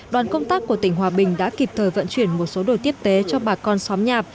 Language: Vietnamese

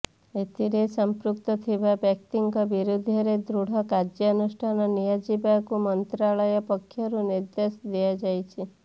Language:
Odia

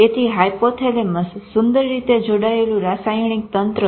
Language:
Gujarati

